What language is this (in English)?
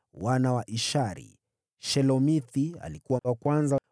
Swahili